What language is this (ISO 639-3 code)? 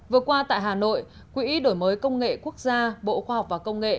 vie